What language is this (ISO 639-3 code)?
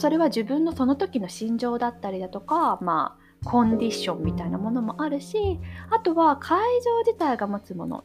jpn